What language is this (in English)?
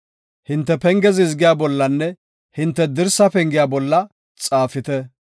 Gofa